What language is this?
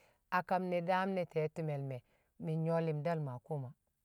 Kamo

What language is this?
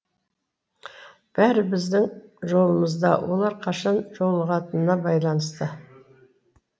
Kazakh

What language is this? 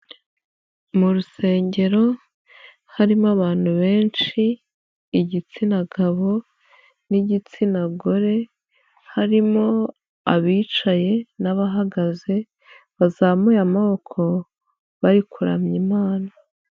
Kinyarwanda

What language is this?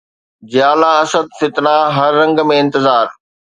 Sindhi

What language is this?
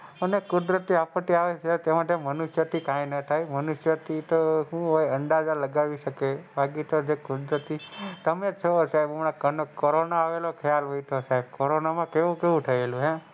Gujarati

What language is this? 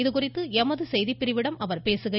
Tamil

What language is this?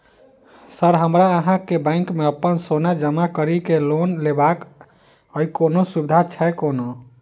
Maithili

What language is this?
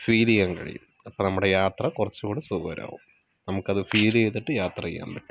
Malayalam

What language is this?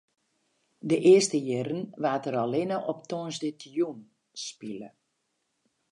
Western Frisian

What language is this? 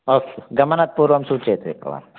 Sanskrit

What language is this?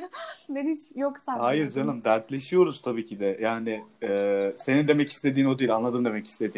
Turkish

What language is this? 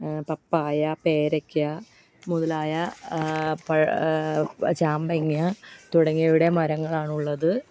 Malayalam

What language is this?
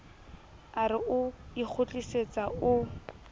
Southern Sotho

